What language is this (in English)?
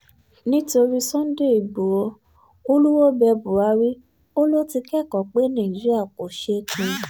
Yoruba